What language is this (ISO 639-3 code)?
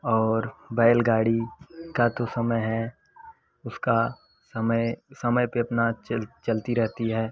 hin